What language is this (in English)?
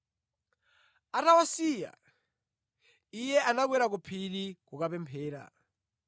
Nyanja